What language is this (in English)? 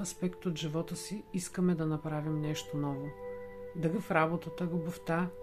Bulgarian